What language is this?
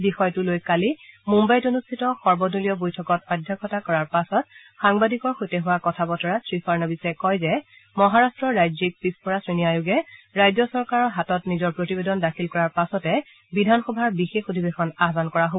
Assamese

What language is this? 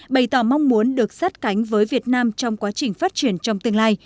Vietnamese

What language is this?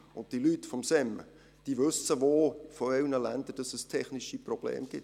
Swiss German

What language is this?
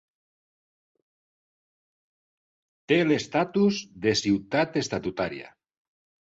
Catalan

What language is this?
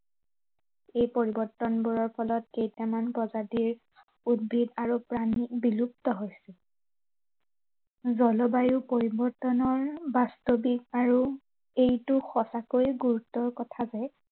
Assamese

